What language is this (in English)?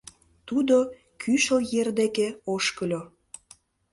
Mari